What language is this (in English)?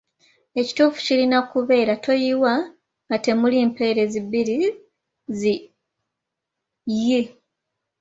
Ganda